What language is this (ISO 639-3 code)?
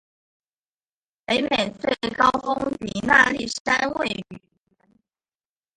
zho